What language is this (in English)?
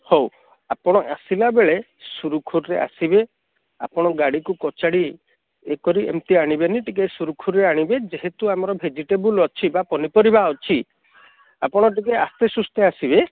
Odia